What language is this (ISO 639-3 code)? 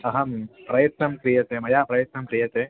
san